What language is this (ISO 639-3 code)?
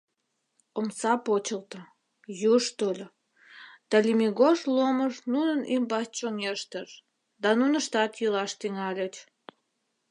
chm